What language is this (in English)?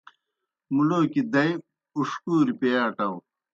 Kohistani Shina